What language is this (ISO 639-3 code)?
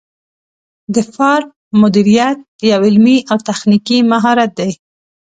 pus